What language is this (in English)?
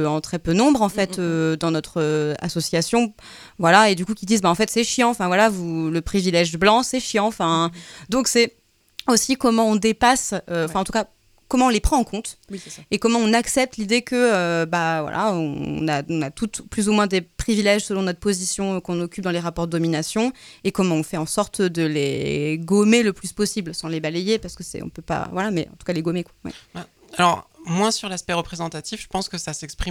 French